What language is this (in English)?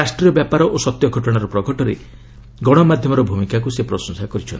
Odia